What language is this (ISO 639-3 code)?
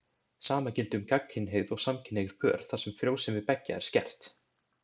isl